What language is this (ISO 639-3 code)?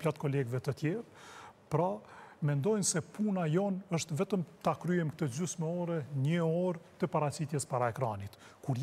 ron